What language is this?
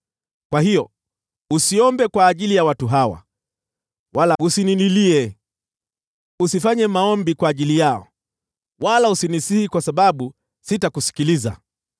Swahili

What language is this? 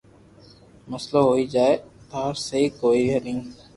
Loarki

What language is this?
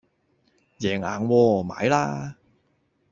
Cantonese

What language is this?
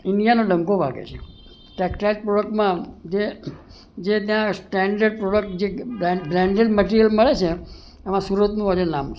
Gujarati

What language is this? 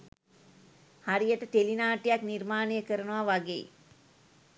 Sinhala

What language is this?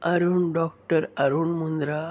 Urdu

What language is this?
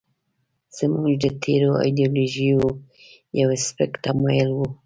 Pashto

